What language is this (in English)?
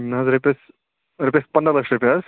Kashmiri